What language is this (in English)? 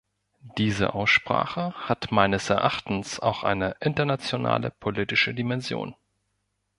German